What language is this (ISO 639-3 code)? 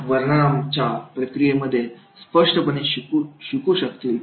mar